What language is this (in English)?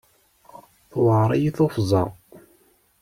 Kabyle